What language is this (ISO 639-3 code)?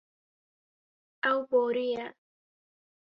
kur